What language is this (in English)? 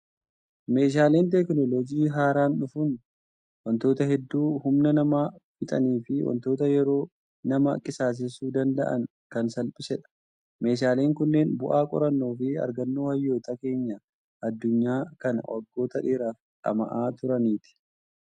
Oromo